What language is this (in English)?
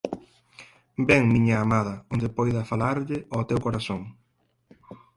Galician